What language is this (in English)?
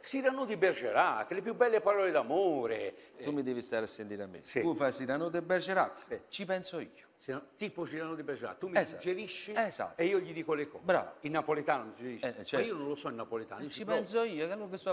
Italian